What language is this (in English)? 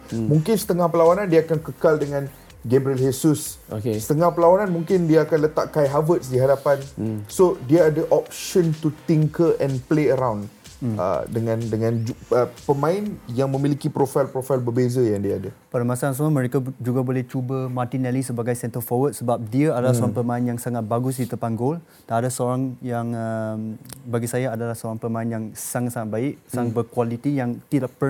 Malay